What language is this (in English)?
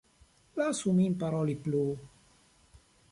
Esperanto